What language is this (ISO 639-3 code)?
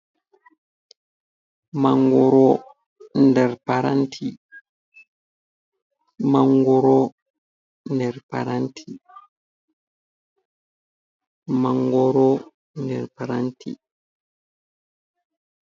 ful